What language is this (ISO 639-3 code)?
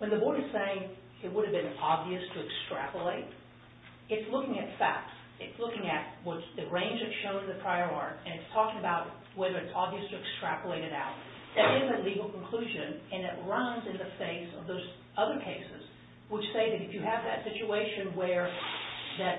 eng